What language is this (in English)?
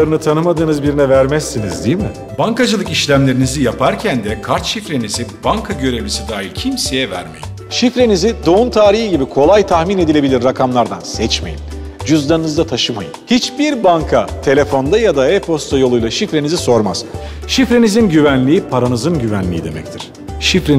Turkish